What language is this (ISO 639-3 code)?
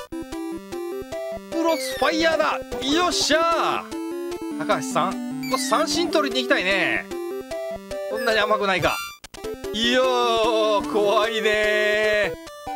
jpn